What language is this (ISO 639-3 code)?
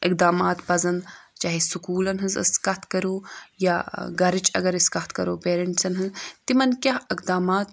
kas